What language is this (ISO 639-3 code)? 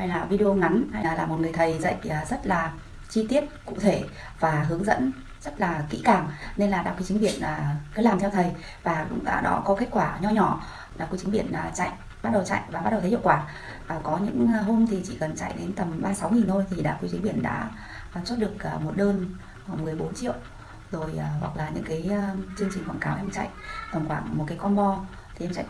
vie